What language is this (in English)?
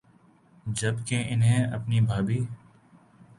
Urdu